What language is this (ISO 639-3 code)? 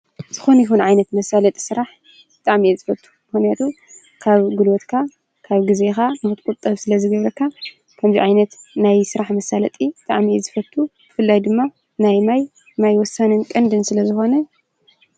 tir